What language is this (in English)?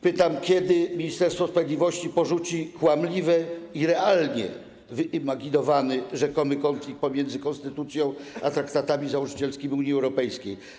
Polish